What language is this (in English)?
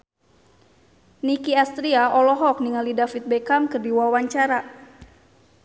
Sundanese